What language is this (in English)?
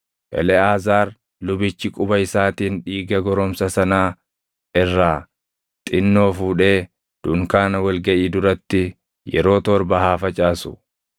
Oromo